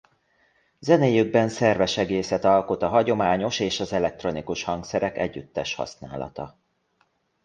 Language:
Hungarian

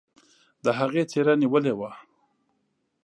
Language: Pashto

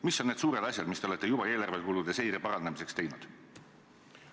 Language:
Estonian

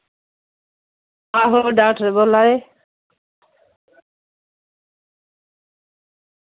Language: Dogri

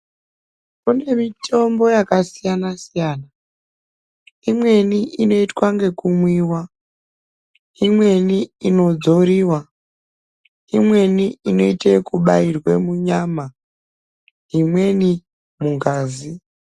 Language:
Ndau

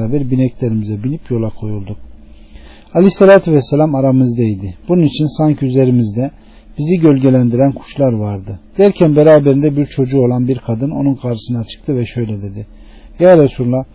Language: Turkish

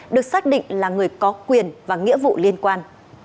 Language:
Vietnamese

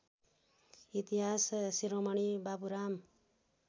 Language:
Nepali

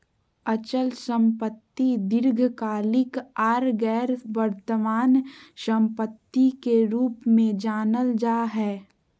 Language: Magahi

